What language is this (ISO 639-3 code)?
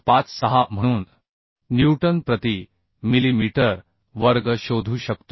mar